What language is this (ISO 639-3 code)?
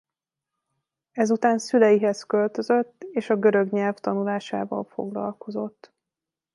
hun